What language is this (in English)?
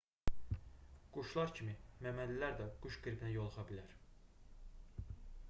Azerbaijani